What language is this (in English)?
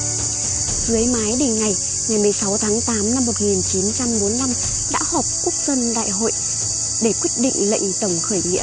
Vietnamese